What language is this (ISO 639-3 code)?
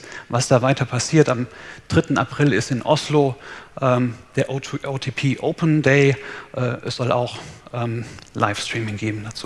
deu